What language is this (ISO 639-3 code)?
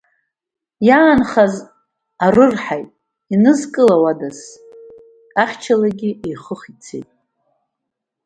abk